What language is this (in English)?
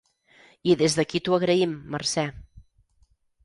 Catalan